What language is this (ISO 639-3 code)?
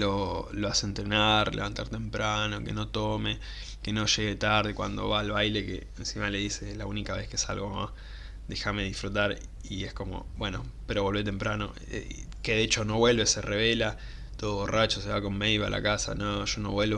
spa